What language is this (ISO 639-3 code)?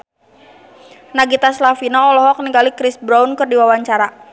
sun